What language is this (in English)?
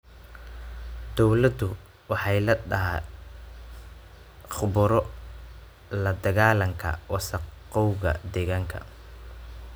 Somali